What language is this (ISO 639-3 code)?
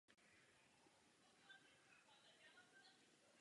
ces